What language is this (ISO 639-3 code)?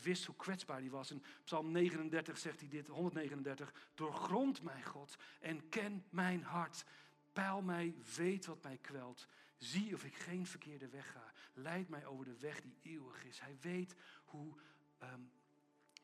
nld